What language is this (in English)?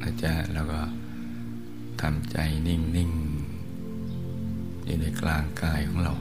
Thai